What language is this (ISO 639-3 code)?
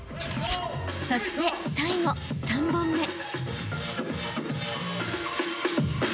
jpn